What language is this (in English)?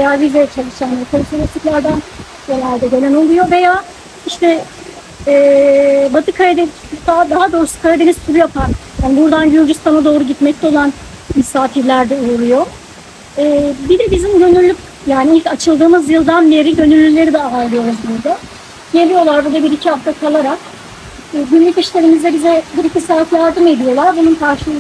Turkish